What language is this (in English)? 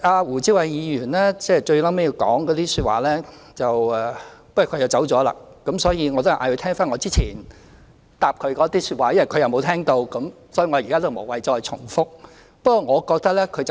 Cantonese